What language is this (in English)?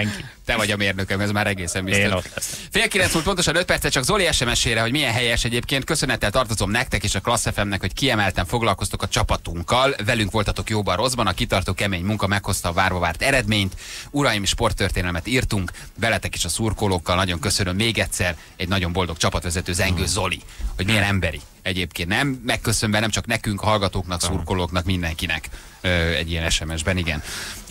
Hungarian